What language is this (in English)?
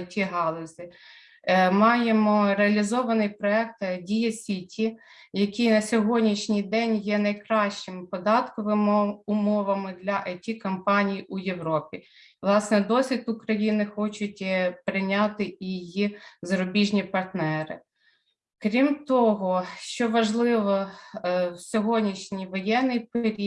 Ukrainian